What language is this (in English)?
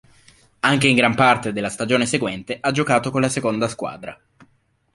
Italian